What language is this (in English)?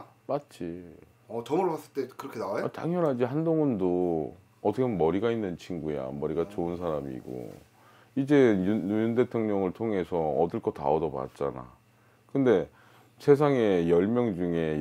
Korean